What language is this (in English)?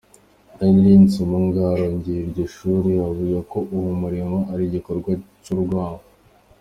Kinyarwanda